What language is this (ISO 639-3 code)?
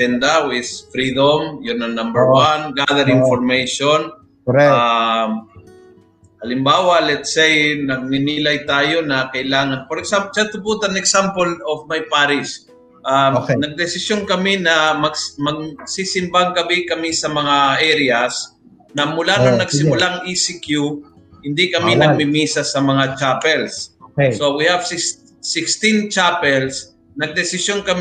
fil